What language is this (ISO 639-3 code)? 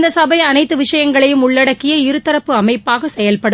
tam